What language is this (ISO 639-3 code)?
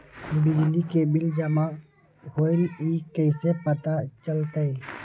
mag